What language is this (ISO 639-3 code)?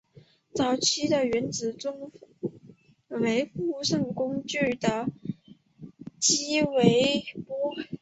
zho